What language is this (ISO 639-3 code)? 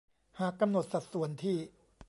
tha